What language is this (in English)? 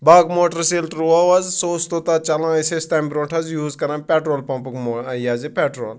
Kashmiri